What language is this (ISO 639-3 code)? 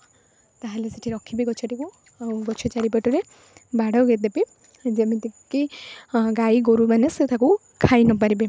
ori